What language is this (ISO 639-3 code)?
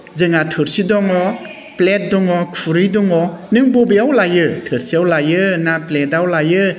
brx